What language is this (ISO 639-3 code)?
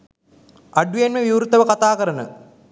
sin